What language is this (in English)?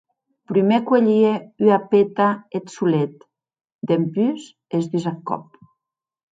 Occitan